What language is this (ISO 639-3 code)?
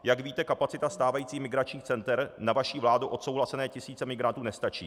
ces